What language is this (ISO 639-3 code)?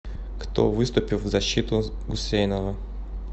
rus